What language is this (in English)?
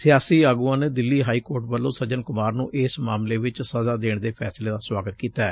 Punjabi